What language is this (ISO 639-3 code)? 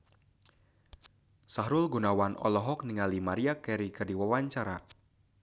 sun